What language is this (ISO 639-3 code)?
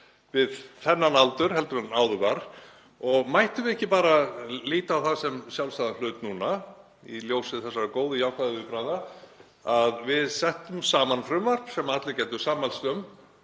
isl